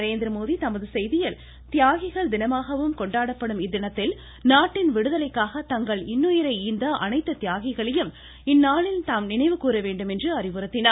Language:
Tamil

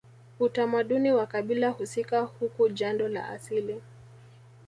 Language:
Swahili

